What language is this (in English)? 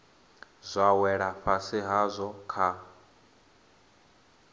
Venda